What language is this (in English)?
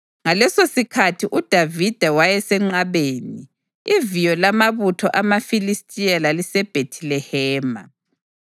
North Ndebele